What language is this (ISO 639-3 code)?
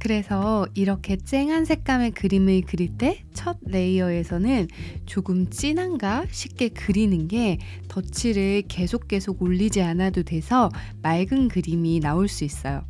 kor